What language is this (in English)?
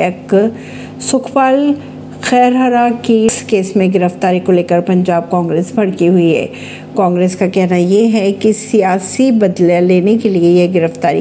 Hindi